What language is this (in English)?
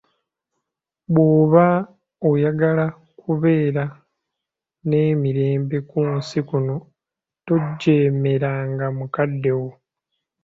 Ganda